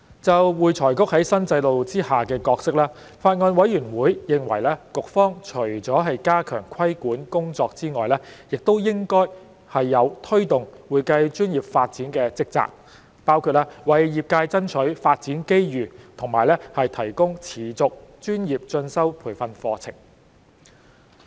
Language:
Cantonese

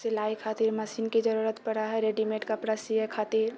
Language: Maithili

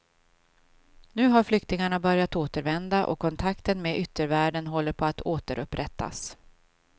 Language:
Swedish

